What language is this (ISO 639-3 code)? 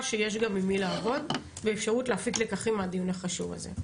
heb